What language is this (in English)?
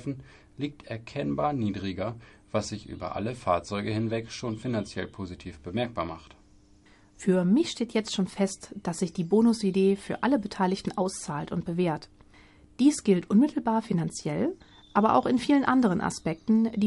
German